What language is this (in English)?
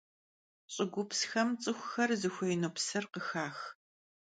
Kabardian